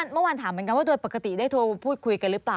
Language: Thai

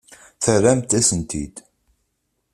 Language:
Kabyle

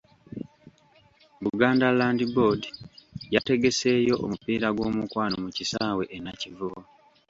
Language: Ganda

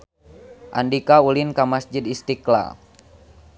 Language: Sundanese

